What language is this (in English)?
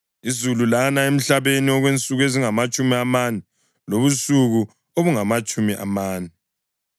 North Ndebele